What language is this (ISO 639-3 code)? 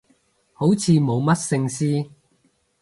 yue